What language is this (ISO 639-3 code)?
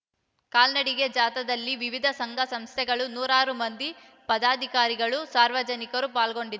kan